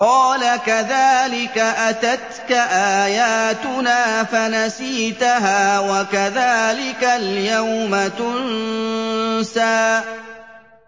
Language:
Arabic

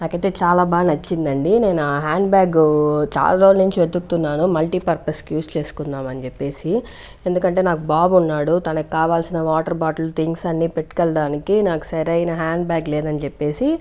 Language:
Telugu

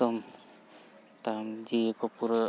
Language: Santali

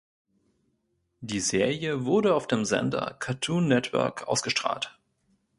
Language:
German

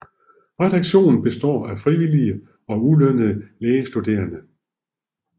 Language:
Danish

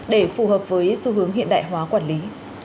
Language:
Vietnamese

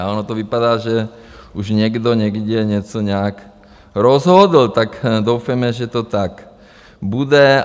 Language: Czech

